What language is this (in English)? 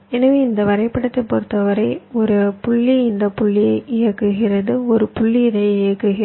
Tamil